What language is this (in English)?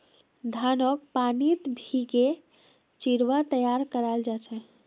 Magahi